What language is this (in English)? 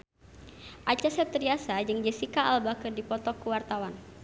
Sundanese